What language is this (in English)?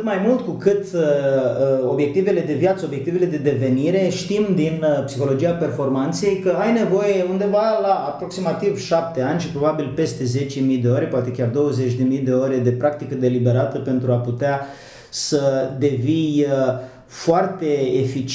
Romanian